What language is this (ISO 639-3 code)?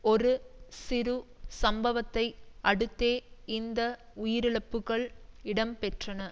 tam